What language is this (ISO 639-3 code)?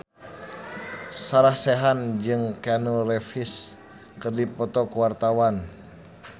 sun